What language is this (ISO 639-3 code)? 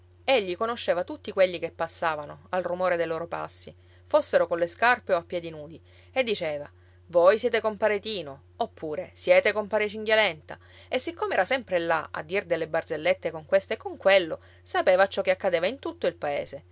ita